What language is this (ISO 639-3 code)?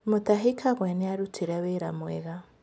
kik